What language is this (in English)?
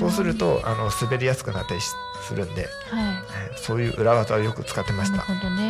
Japanese